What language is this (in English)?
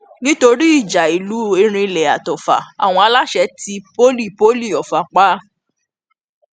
Yoruba